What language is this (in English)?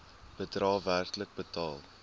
Afrikaans